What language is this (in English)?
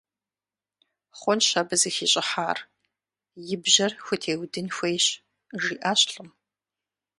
Kabardian